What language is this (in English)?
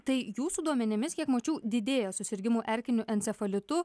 Lithuanian